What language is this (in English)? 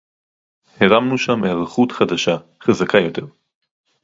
Hebrew